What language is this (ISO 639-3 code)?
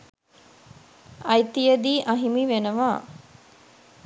sin